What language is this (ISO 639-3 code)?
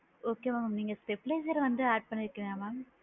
tam